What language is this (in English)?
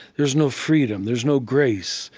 English